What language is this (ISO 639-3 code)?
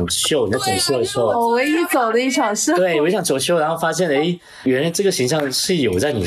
zho